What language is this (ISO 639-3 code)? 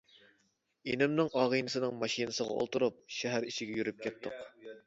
uig